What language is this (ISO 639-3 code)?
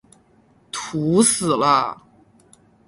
zho